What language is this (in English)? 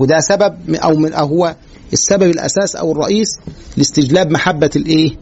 Arabic